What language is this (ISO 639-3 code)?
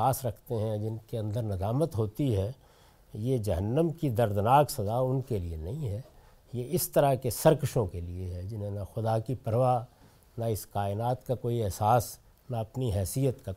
urd